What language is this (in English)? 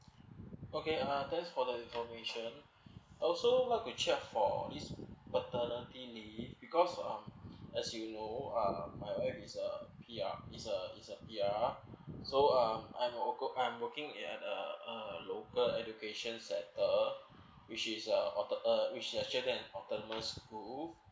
English